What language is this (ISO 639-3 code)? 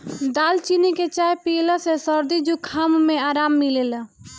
bho